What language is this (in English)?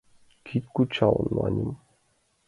Mari